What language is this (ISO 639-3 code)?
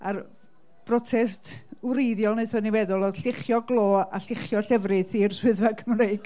cym